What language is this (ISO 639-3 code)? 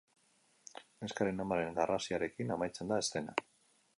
eus